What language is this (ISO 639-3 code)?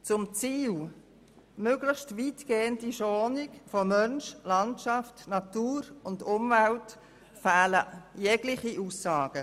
gsw